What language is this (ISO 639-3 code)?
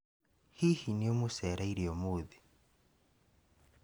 kik